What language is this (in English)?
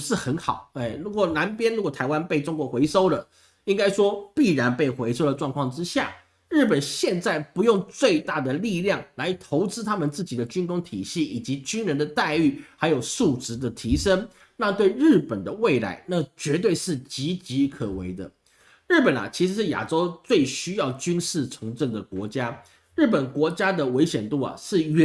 Chinese